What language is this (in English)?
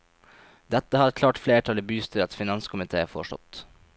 Norwegian